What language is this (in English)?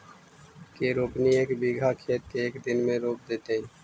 Magahi